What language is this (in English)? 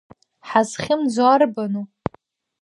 Abkhazian